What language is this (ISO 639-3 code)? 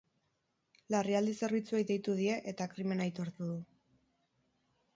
eus